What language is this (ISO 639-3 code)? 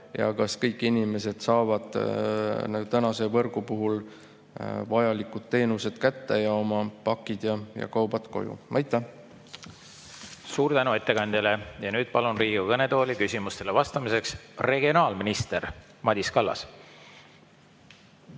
est